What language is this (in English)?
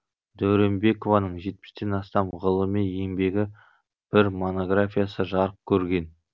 Kazakh